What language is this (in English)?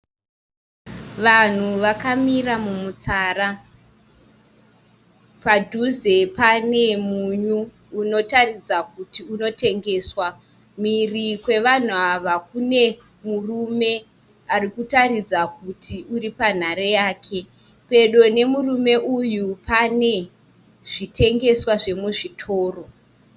Shona